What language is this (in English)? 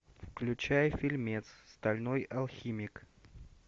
Russian